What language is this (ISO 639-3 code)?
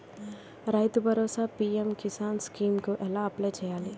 tel